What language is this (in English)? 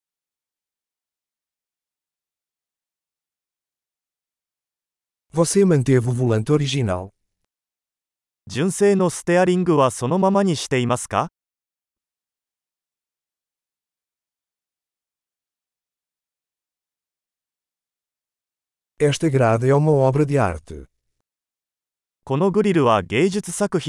Portuguese